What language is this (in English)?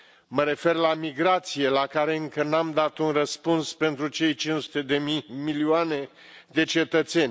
Romanian